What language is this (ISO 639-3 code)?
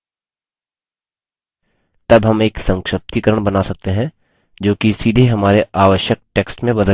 hin